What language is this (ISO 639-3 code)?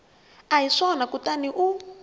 tso